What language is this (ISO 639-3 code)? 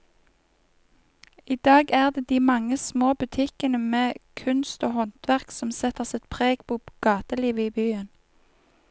nor